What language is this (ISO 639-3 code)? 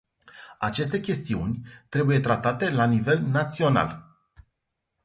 ron